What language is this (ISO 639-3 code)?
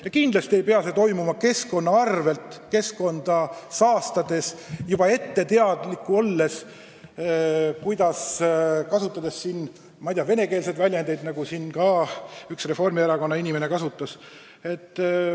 est